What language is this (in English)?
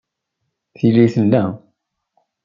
Kabyle